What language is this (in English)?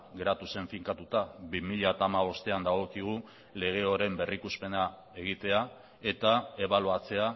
Basque